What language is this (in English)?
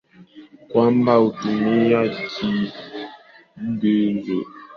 Swahili